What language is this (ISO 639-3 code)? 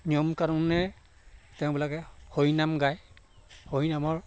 asm